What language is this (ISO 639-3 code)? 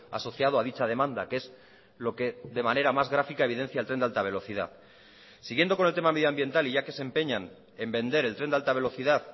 spa